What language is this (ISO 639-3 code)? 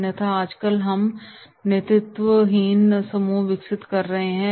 hin